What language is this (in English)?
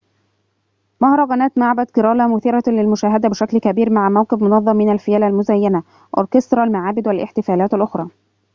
Arabic